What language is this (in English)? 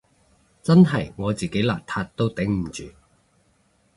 Cantonese